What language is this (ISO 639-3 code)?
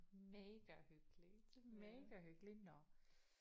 dan